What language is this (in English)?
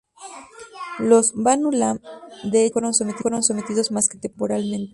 Spanish